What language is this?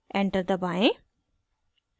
Hindi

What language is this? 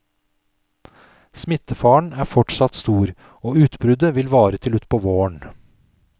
Norwegian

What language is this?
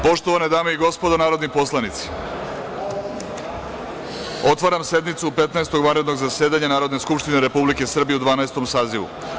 Serbian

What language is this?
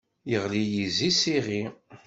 Kabyle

